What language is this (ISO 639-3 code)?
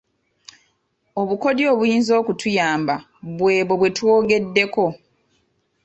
lug